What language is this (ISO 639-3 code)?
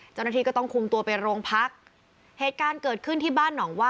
tha